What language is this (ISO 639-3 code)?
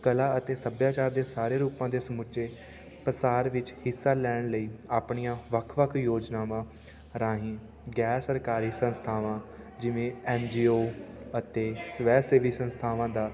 pan